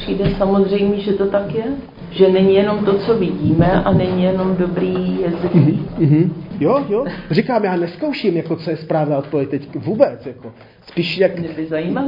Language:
Czech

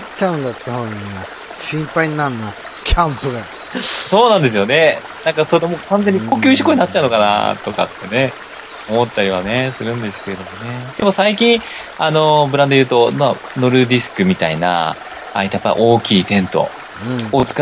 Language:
Japanese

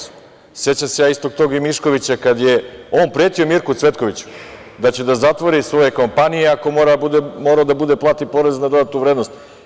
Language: Serbian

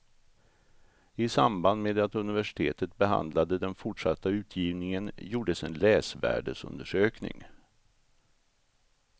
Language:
Swedish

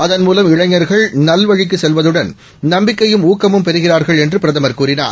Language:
Tamil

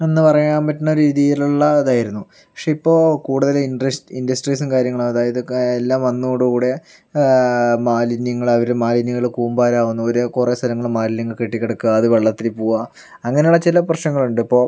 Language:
Malayalam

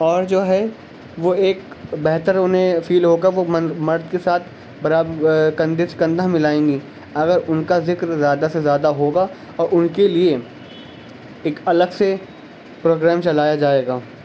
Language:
Urdu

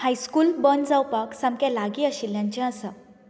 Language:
Konkani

